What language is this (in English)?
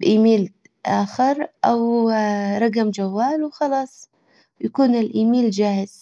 Hijazi Arabic